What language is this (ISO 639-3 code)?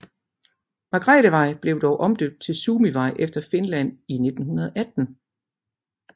dan